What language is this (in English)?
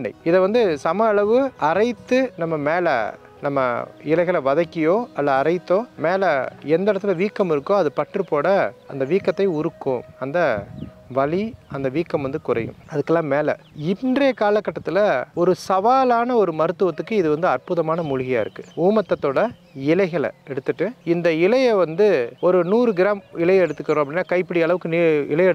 Tamil